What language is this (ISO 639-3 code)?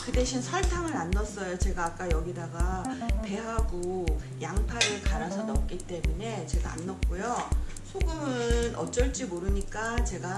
kor